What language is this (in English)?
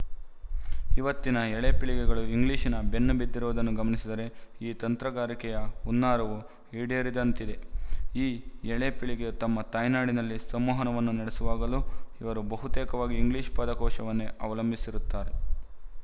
Kannada